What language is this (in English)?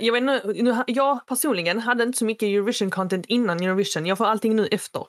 Swedish